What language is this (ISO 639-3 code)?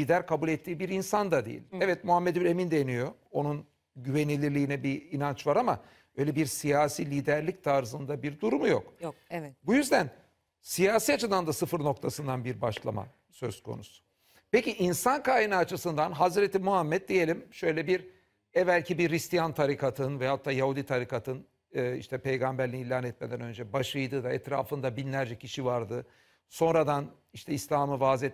tur